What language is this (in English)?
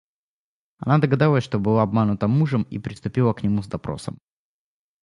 Russian